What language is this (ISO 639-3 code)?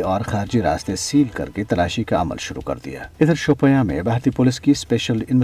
urd